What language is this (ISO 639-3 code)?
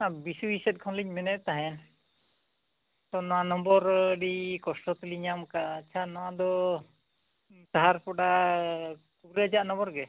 sat